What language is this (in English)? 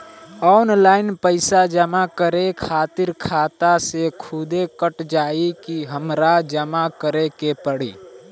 Bhojpuri